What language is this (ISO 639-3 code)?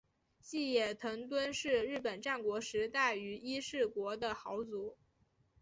zho